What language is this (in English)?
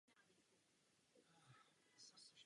Czech